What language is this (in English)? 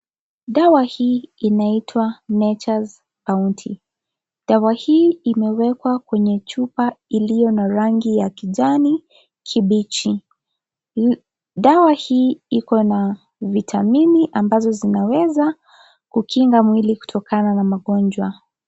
Swahili